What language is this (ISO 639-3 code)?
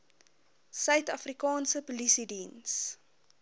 afr